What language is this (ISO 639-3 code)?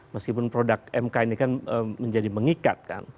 ind